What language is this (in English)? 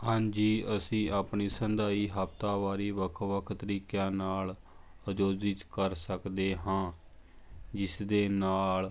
Punjabi